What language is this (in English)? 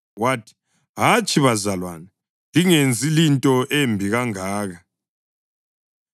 North Ndebele